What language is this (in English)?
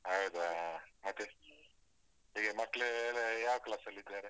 Kannada